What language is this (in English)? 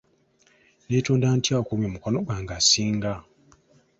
Ganda